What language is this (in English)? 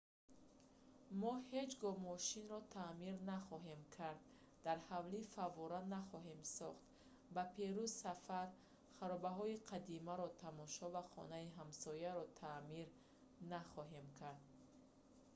Tajik